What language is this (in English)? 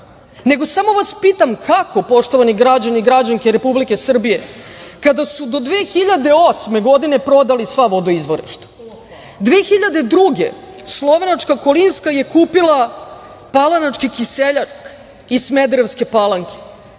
Serbian